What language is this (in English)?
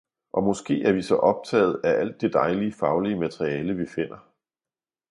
Danish